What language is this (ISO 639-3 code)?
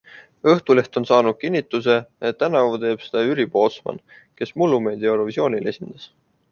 est